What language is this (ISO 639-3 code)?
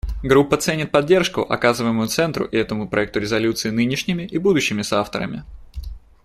rus